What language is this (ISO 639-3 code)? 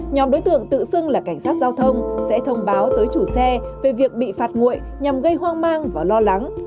vie